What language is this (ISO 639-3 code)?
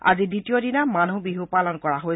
asm